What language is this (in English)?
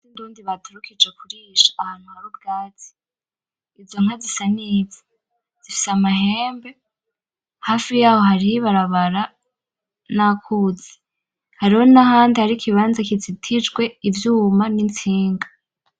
Rundi